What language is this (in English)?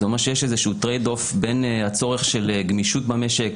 Hebrew